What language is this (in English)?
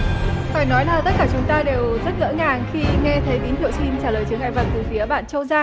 Vietnamese